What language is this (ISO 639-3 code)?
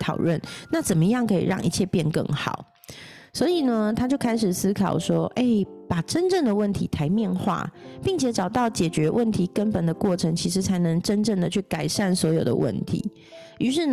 zho